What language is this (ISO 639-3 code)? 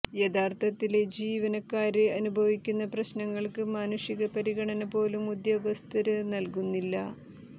mal